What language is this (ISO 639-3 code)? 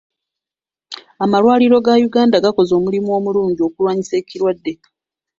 lug